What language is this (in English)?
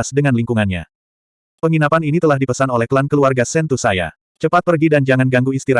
Indonesian